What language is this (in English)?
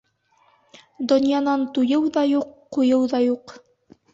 Bashkir